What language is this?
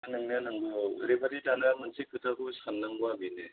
Bodo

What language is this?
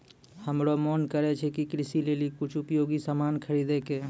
Maithili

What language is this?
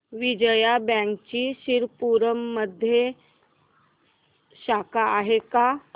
Marathi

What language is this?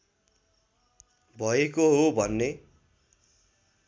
Nepali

